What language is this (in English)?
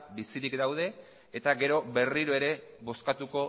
Basque